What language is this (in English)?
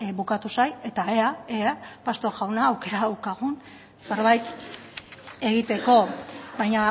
Basque